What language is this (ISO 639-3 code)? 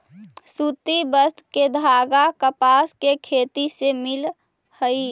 mag